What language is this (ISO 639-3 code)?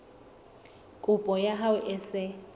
sot